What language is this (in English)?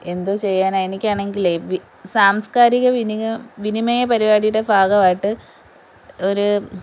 Malayalam